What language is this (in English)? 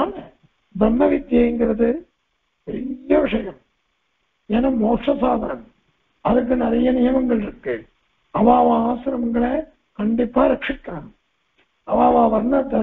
Turkish